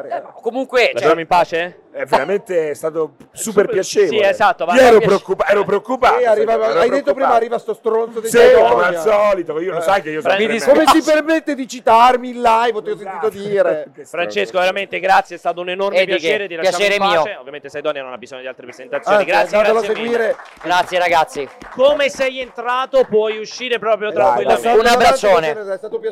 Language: Italian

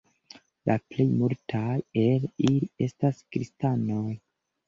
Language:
Esperanto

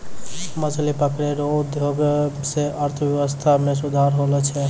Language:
Maithili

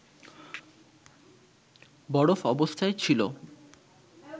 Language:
Bangla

